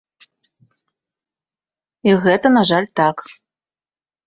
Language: Belarusian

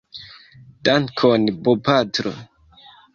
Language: Esperanto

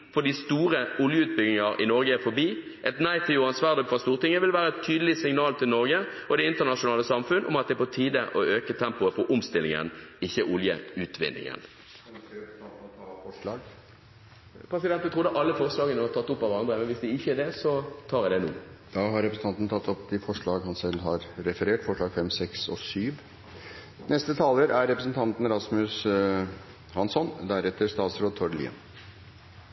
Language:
Norwegian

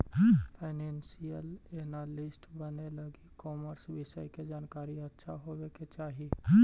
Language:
Magahi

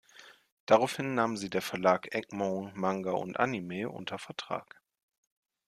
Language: German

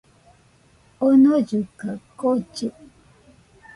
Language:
Nüpode Huitoto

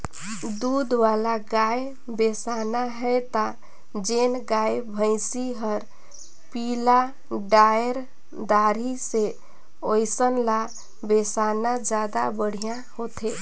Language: Chhattisgarhi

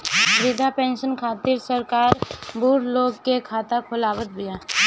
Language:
Bhojpuri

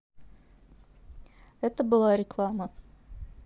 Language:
Russian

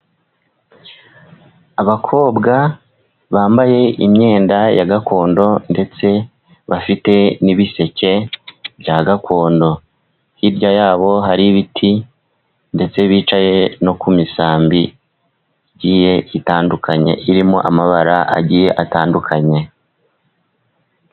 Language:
Kinyarwanda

